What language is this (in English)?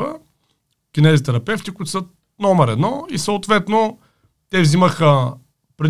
Bulgarian